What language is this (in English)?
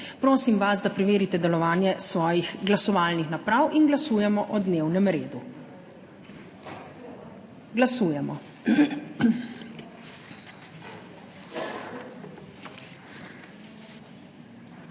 Slovenian